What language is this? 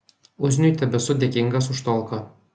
Lithuanian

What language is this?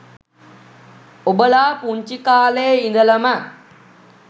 Sinhala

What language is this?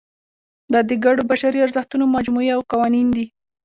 Pashto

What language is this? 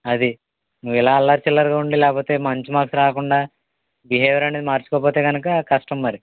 Telugu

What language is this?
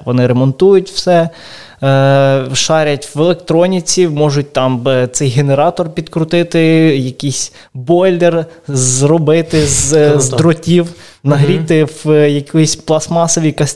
Ukrainian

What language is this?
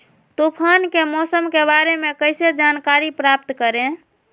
Magahi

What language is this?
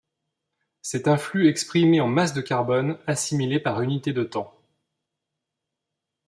French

